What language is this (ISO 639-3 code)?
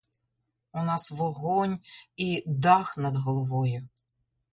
ukr